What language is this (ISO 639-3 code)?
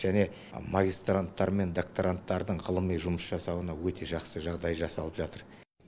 kaz